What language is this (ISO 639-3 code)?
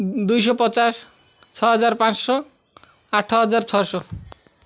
ori